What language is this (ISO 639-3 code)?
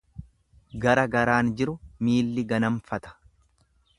orm